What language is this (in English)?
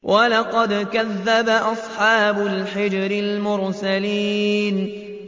Arabic